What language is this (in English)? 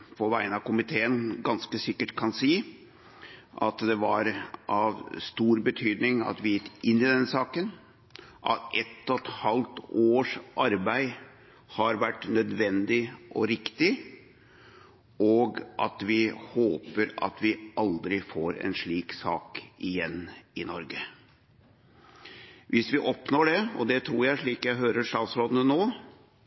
Norwegian Bokmål